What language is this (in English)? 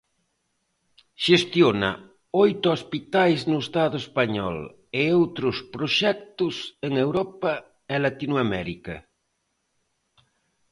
Galician